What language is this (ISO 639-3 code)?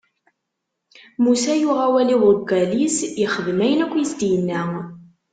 kab